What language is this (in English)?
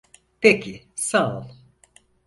Turkish